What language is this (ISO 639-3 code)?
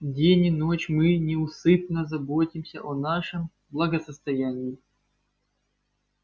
rus